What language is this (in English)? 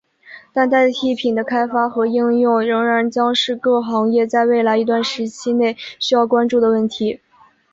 Chinese